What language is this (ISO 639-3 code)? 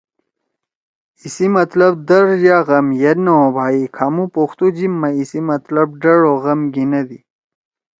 trw